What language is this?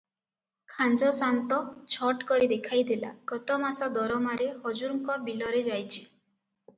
Odia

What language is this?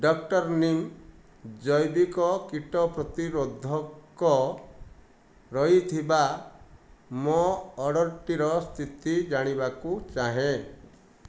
Odia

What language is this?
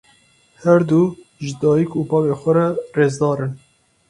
Kurdish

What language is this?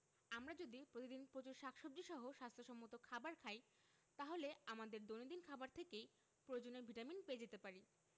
Bangla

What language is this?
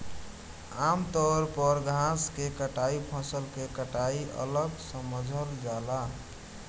Bhojpuri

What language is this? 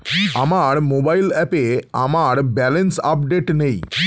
Bangla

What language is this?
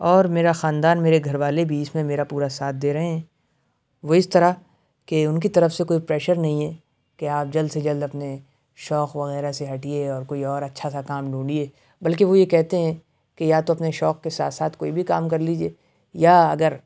Urdu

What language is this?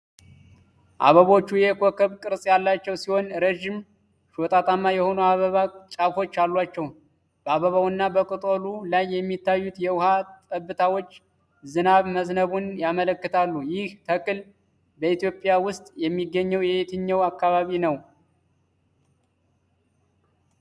Amharic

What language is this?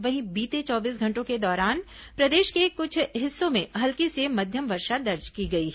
Hindi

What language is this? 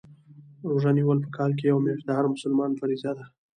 Pashto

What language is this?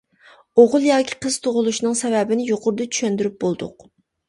Uyghur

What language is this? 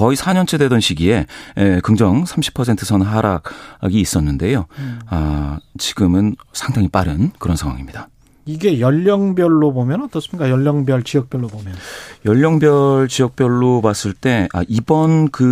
Korean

